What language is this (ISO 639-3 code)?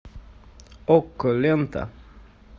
rus